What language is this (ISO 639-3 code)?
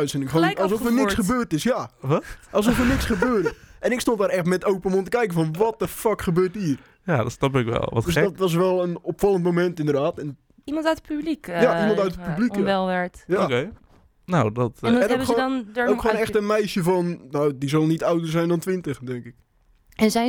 nld